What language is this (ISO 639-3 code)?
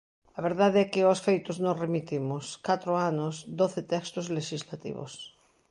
glg